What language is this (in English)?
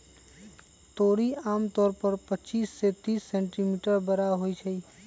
Magahi